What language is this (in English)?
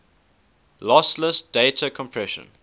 English